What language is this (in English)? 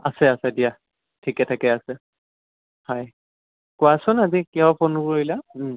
Assamese